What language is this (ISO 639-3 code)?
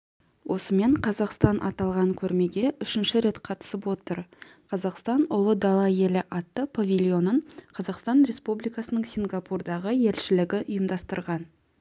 kaz